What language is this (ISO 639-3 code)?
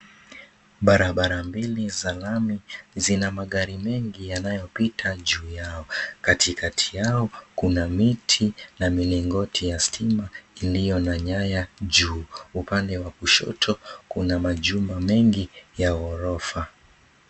swa